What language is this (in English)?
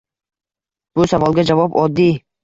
Uzbek